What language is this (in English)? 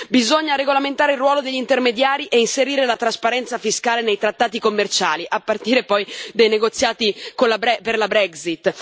Italian